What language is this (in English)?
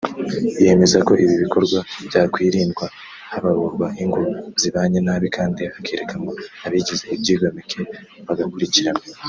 Kinyarwanda